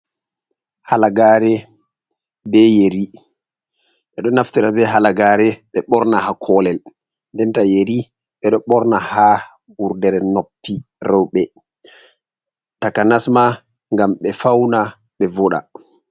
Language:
Fula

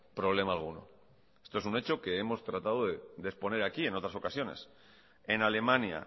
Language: Spanish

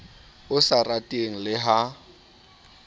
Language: Southern Sotho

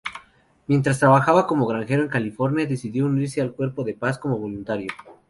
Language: Spanish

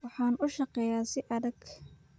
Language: Somali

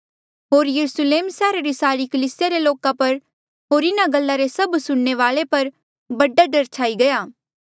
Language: Mandeali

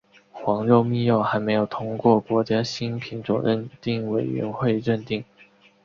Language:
Chinese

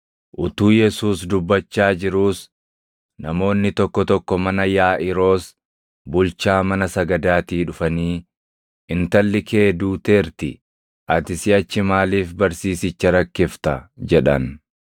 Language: Oromo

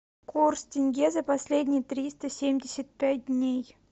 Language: Russian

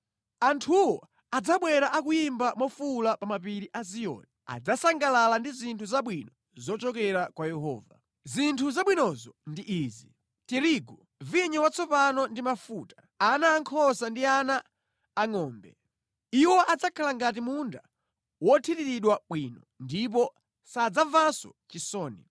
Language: Nyanja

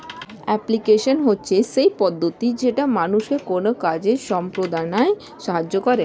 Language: Bangla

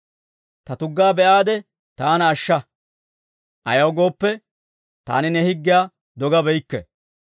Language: Dawro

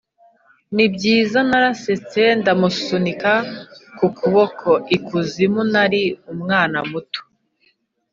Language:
Kinyarwanda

